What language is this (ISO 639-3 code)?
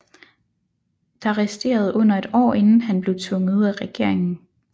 dan